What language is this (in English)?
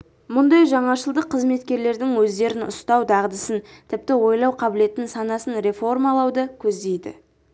Kazakh